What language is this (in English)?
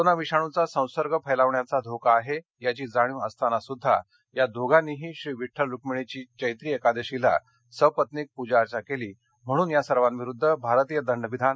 Marathi